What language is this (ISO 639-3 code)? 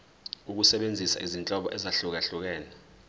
zul